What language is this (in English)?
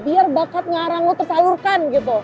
Indonesian